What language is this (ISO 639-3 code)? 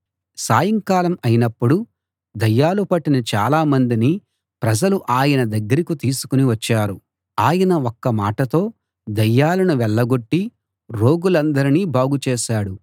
tel